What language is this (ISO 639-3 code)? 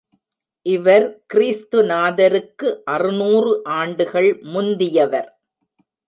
tam